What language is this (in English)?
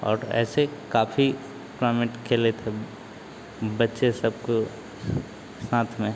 Hindi